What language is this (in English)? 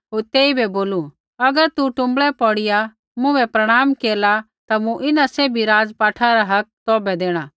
Kullu Pahari